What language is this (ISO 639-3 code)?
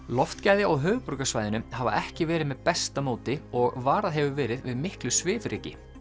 isl